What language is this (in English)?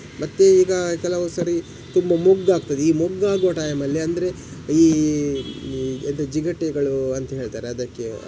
Kannada